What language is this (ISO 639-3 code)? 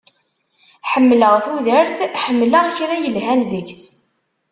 kab